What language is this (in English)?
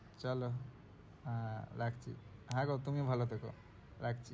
Bangla